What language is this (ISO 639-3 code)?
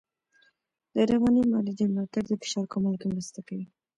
pus